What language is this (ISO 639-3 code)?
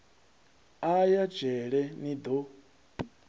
ven